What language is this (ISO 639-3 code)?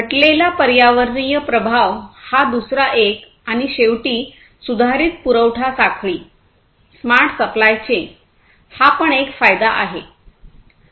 mar